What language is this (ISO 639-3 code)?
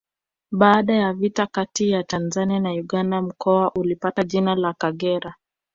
swa